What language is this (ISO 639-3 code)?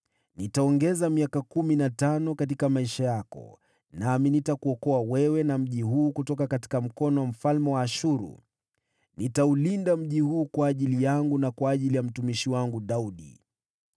swa